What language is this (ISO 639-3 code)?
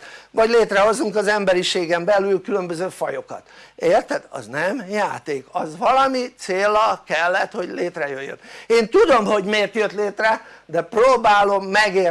hun